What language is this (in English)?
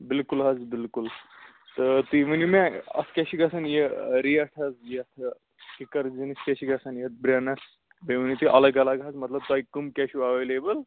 Kashmiri